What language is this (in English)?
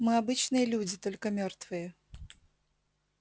Russian